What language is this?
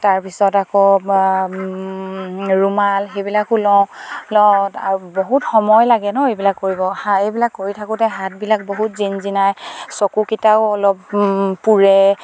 Assamese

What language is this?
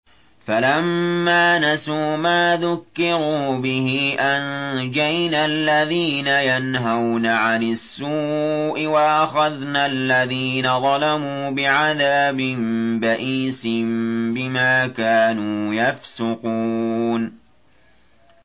Arabic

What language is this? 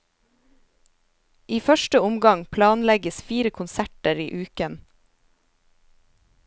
Norwegian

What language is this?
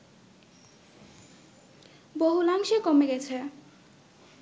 Bangla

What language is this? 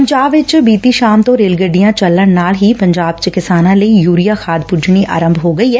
Punjabi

